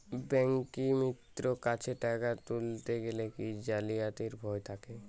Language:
Bangla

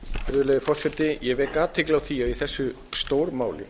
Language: Icelandic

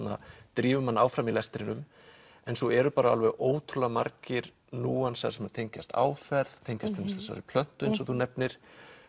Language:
Icelandic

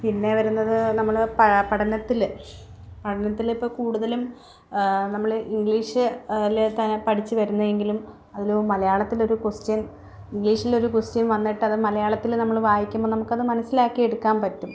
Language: Malayalam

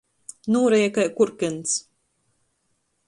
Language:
Latgalian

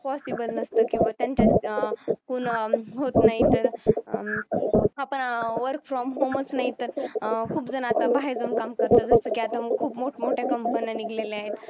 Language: Marathi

